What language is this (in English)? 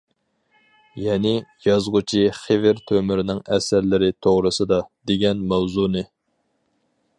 Uyghur